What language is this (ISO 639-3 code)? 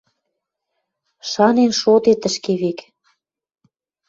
mrj